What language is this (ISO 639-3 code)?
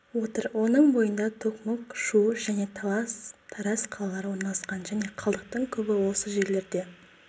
kaz